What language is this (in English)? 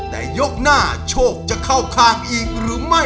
Thai